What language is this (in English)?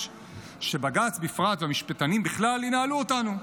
Hebrew